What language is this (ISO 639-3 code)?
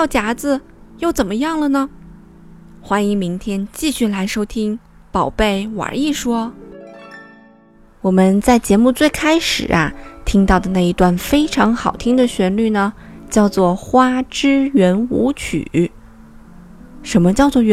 zho